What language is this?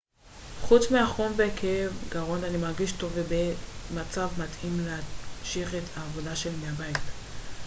Hebrew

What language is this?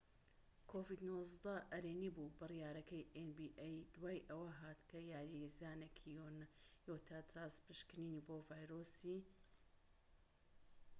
Central Kurdish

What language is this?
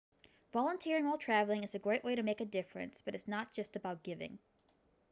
English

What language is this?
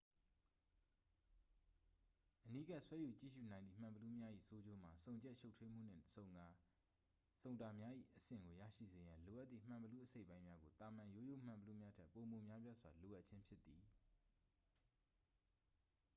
Burmese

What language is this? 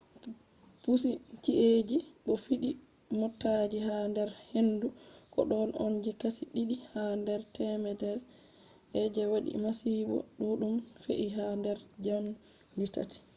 Fula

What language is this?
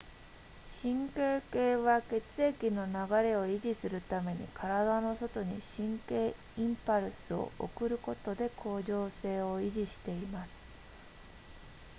Japanese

